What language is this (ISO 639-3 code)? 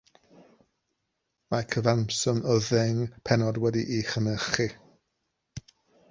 cym